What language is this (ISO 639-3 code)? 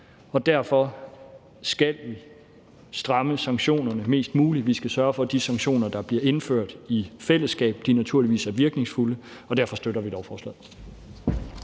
dan